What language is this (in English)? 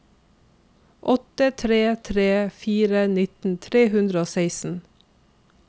Norwegian